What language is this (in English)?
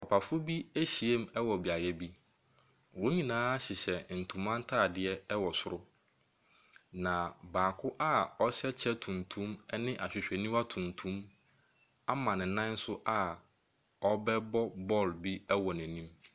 Akan